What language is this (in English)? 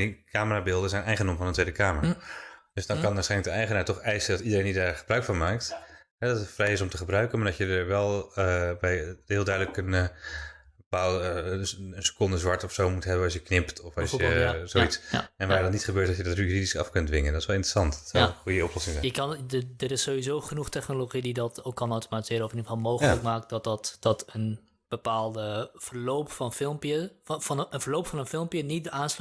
Dutch